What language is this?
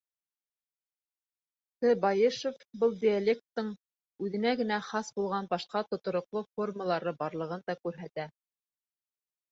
Bashkir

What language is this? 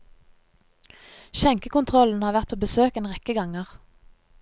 Norwegian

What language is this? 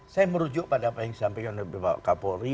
Indonesian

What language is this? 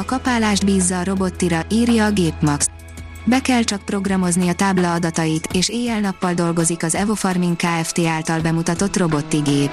Hungarian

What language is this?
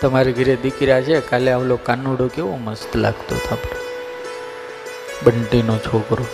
Gujarati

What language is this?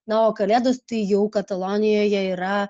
Lithuanian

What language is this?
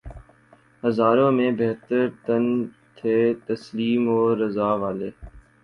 Urdu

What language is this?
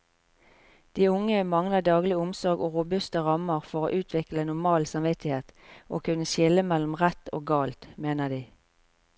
Norwegian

